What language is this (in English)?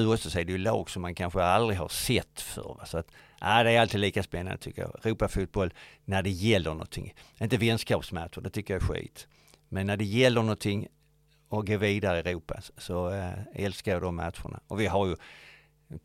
Swedish